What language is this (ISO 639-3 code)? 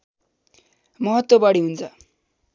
nep